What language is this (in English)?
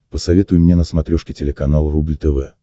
Russian